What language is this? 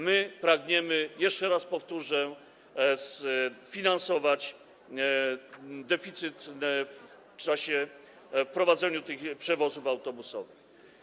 Polish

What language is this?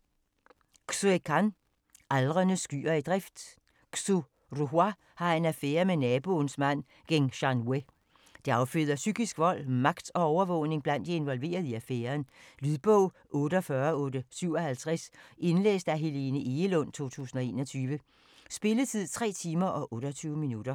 Danish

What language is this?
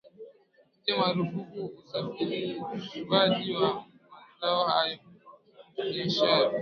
Swahili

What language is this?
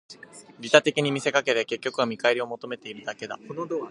Japanese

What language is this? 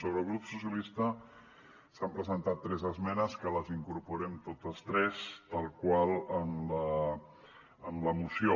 Catalan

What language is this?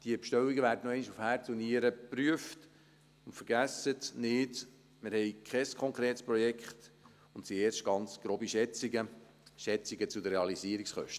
Swiss German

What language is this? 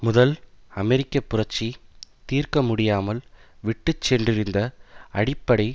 Tamil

